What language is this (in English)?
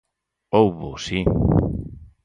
Galician